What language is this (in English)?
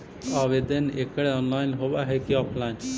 Magahi